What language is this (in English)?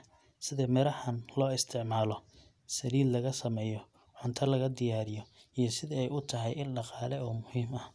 Somali